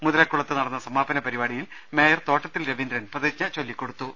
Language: Malayalam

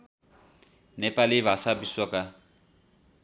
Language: Nepali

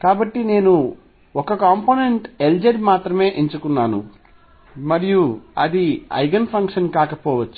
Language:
Telugu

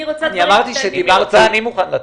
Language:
Hebrew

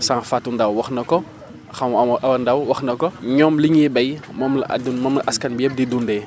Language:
Wolof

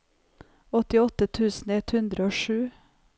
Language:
Norwegian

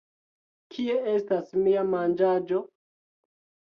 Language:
Esperanto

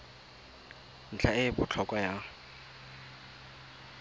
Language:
Tswana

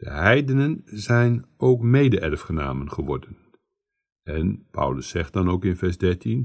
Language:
Dutch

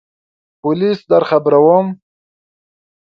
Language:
Pashto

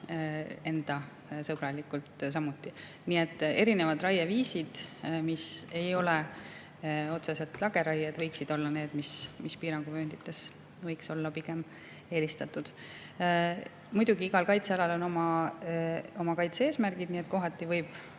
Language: Estonian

